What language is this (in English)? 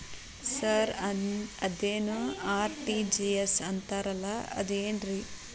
Kannada